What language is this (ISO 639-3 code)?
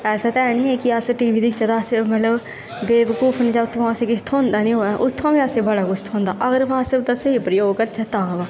doi